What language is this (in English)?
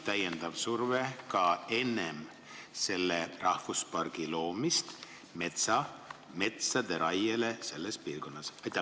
Estonian